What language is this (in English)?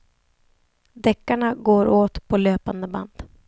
Swedish